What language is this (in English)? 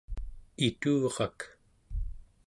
Central Yupik